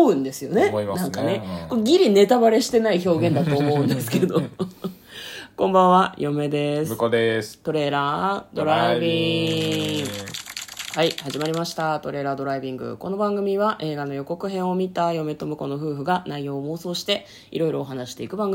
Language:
Japanese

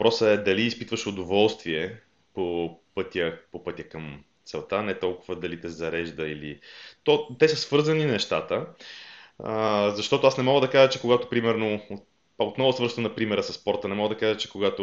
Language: Bulgarian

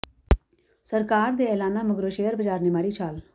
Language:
Punjabi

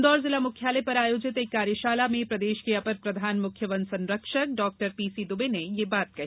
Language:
Hindi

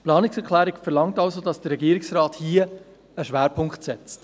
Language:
Swiss German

